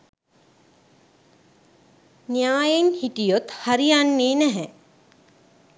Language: Sinhala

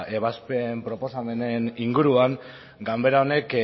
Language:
Basque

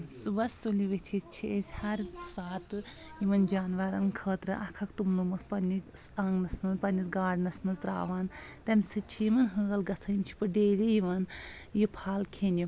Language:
Kashmiri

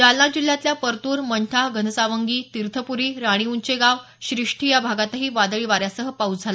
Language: Marathi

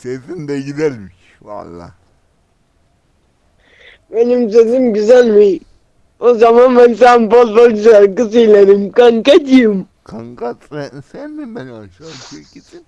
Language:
Turkish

